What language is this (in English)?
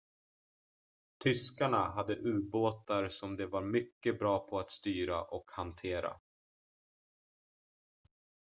Swedish